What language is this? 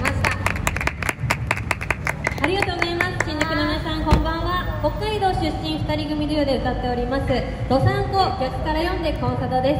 Japanese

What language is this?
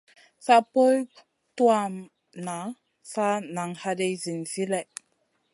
Masana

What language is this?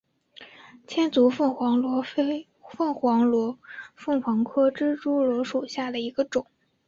Chinese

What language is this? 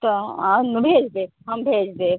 Maithili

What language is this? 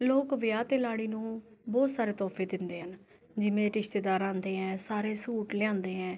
Punjabi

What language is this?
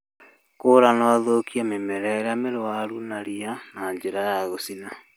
Kikuyu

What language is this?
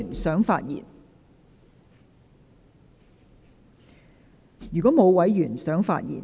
Cantonese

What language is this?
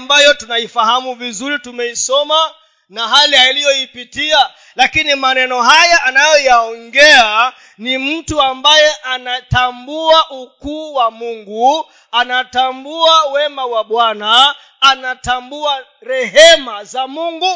Swahili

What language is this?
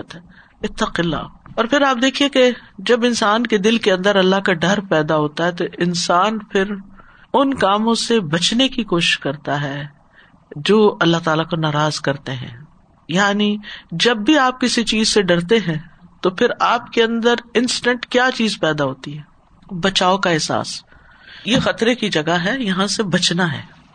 Urdu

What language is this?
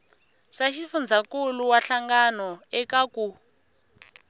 Tsonga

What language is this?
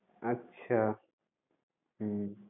Bangla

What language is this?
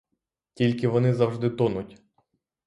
Ukrainian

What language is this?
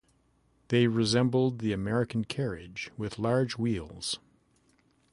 English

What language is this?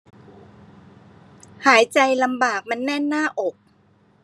Thai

